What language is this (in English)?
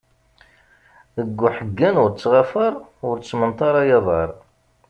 Kabyle